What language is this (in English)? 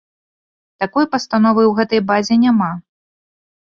Belarusian